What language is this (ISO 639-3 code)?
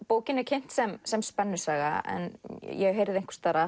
isl